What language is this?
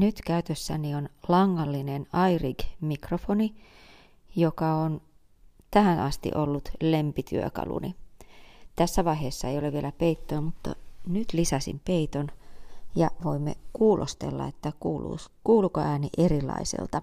Finnish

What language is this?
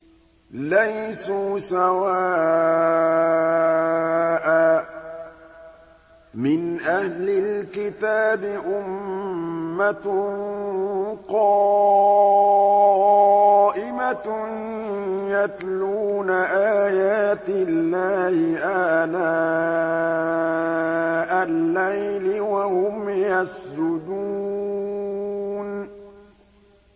Arabic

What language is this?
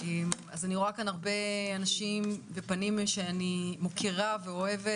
Hebrew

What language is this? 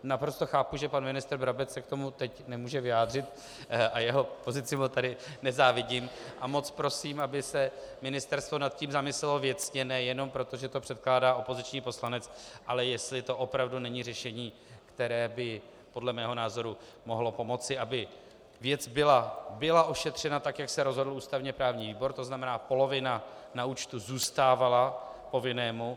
Czech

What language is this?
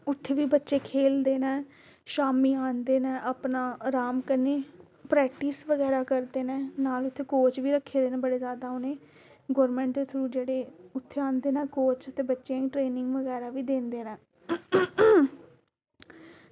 Dogri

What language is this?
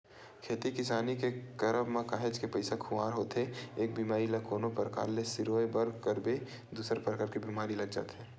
Chhattisgarhi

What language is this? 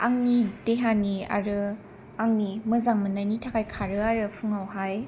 Bodo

